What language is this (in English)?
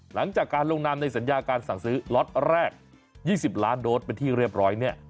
Thai